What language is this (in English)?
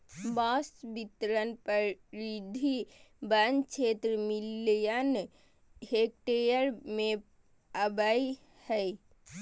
Magahi